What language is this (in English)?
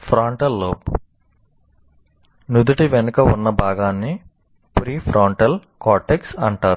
Telugu